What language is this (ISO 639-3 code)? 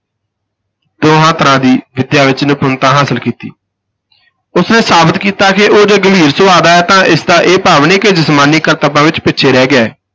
pan